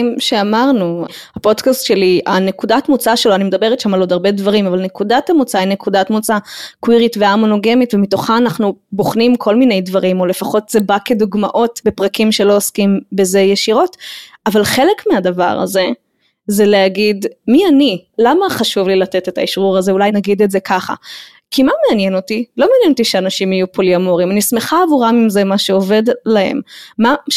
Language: Hebrew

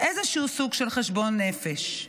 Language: Hebrew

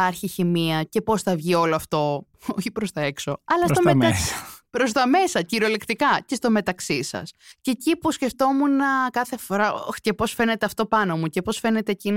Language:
Greek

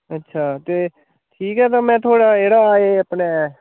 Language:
Dogri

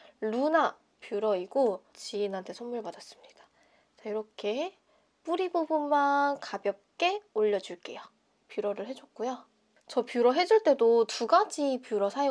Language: Korean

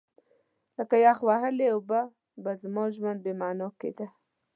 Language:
Pashto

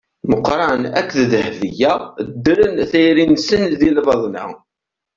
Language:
Kabyle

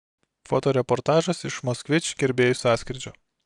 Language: Lithuanian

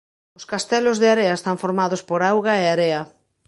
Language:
Galician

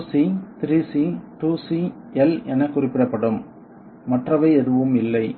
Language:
Tamil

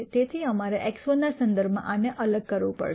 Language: Gujarati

